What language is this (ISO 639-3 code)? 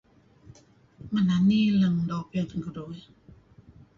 kzi